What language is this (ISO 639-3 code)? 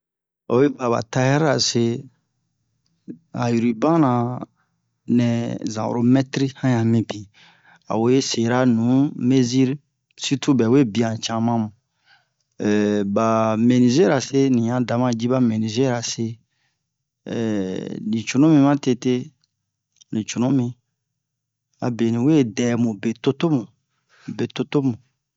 bmq